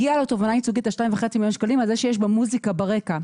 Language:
Hebrew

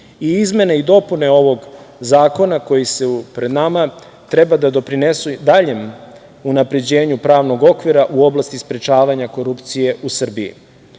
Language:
Serbian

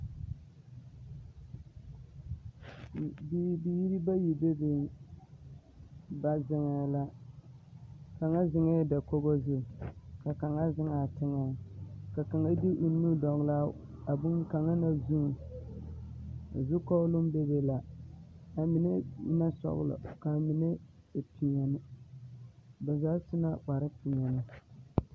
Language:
Southern Dagaare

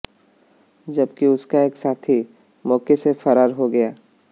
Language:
Hindi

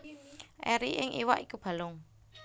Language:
Javanese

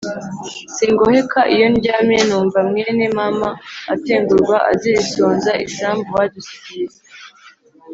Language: Kinyarwanda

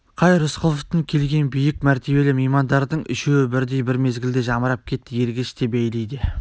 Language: Kazakh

